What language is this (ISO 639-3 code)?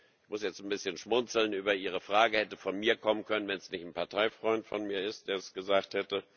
deu